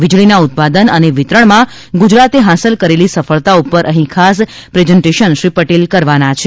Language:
Gujarati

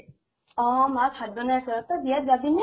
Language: Assamese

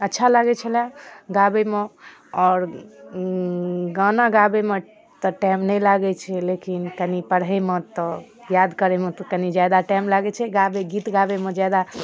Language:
Maithili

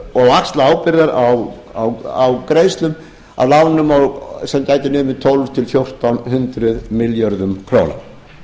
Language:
Icelandic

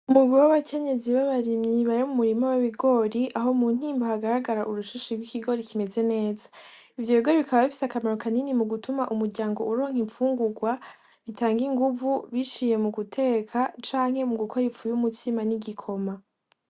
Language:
Rundi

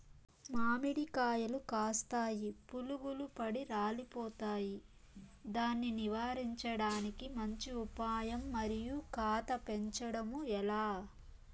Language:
Telugu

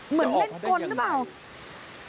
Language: Thai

